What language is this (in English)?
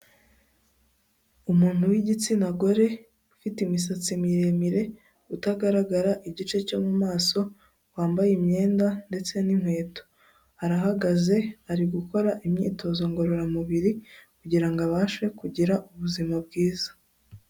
Kinyarwanda